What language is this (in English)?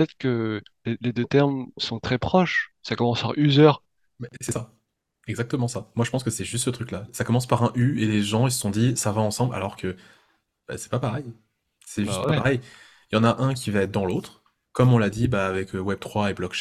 French